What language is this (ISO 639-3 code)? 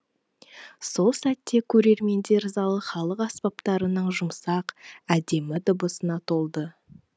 kaz